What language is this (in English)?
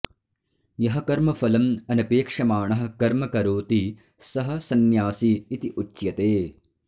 Sanskrit